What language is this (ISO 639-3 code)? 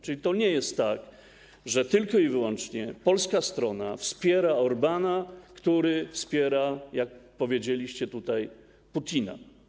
pol